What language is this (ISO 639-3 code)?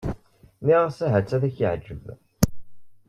kab